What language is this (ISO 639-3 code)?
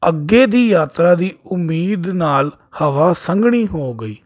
pan